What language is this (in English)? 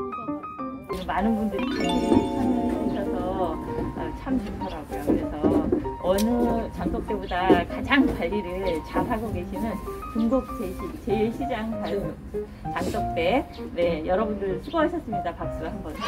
Korean